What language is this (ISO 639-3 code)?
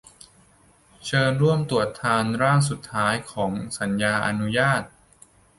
tha